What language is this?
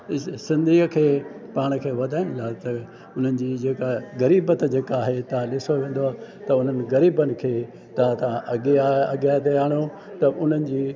Sindhi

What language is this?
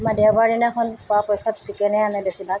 Assamese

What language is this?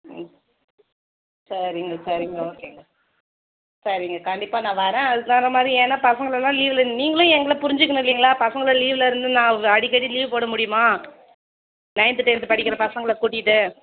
Tamil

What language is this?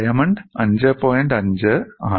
Malayalam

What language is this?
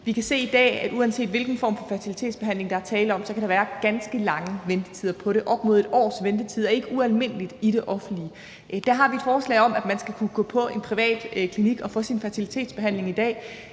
Danish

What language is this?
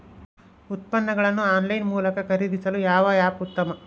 Kannada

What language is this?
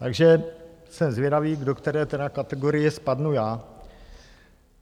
Czech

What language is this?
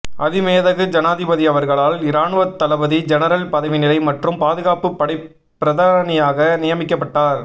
Tamil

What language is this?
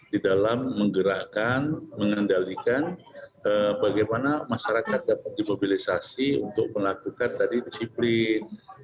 Indonesian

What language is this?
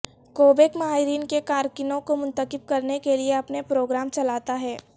Urdu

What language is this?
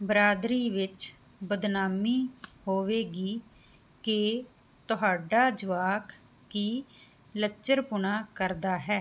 Punjabi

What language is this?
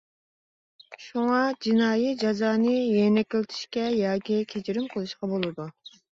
Uyghur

